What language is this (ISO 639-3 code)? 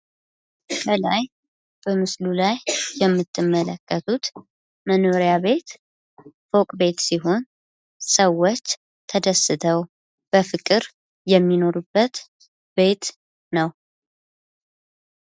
amh